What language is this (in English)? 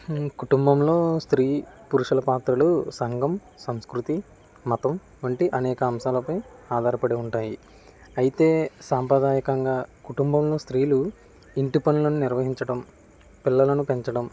Telugu